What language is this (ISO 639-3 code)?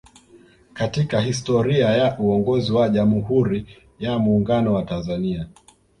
swa